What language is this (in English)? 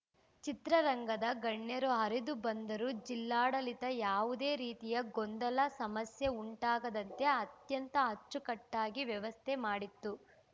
Kannada